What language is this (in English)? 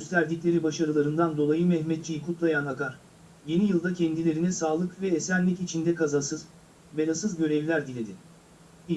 Turkish